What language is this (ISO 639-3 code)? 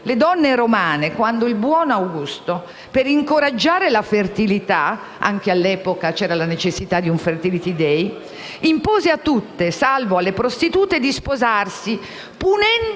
ita